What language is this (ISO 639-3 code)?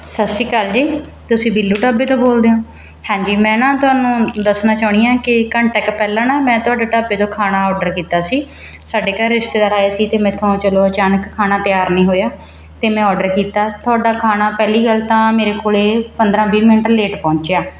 pan